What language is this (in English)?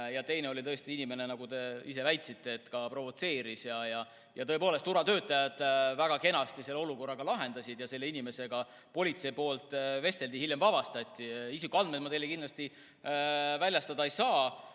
Estonian